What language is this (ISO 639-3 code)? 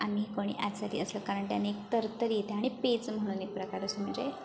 mar